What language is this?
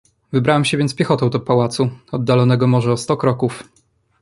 Polish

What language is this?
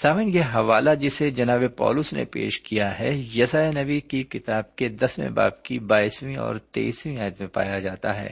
Urdu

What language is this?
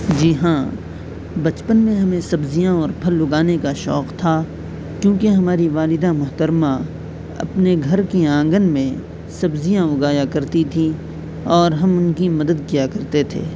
Urdu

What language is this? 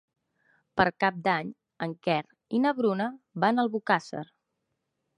Catalan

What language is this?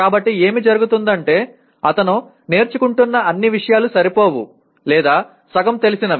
Telugu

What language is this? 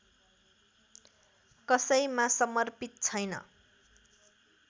Nepali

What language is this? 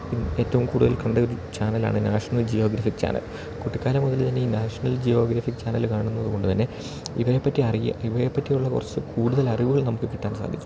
Malayalam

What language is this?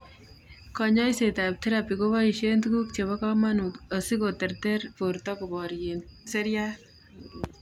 Kalenjin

